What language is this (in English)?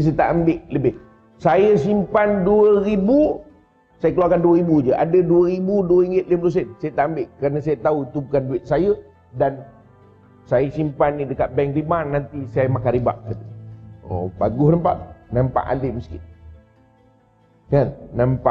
Malay